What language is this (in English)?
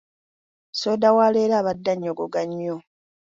Ganda